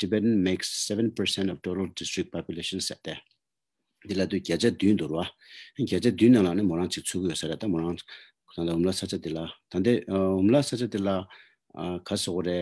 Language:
Romanian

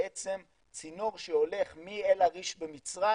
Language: Hebrew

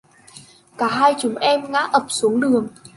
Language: Vietnamese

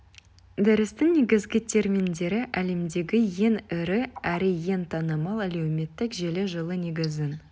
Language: Kazakh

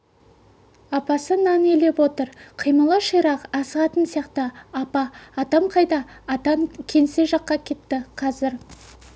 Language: Kazakh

